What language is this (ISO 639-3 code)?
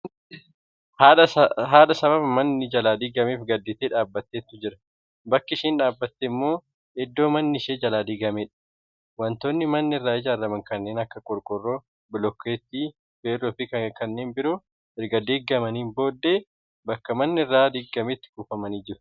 orm